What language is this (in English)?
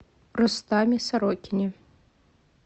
Russian